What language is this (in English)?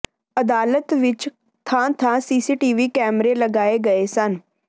Punjabi